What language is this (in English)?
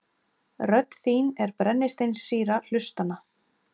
Icelandic